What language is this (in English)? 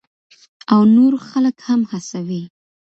Pashto